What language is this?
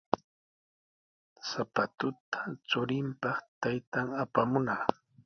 Sihuas Ancash Quechua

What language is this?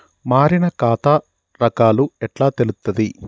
Telugu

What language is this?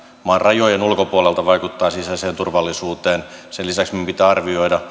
Finnish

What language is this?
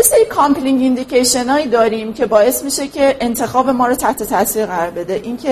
Persian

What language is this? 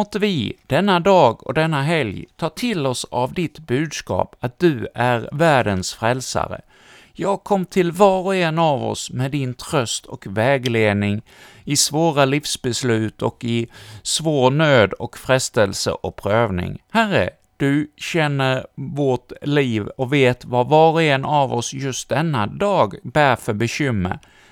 Swedish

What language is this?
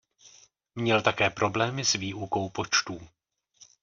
Czech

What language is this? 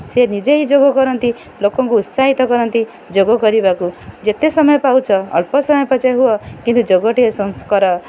Odia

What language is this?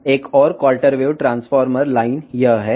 Telugu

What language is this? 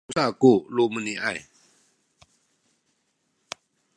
Sakizaya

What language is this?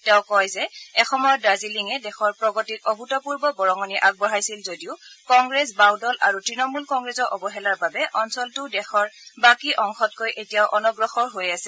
Assamese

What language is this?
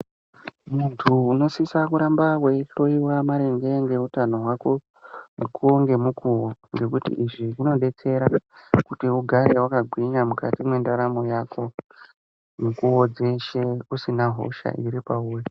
Ndau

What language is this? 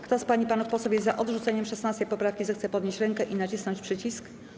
Polish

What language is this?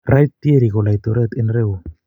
Kalenjin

